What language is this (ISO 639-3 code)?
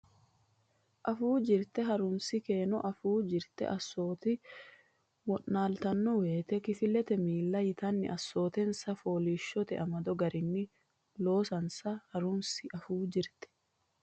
sid